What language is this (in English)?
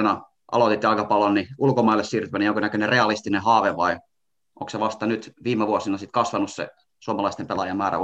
Finnish